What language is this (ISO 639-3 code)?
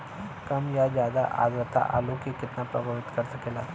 bho